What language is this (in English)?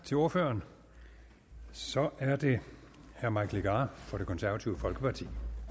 Danish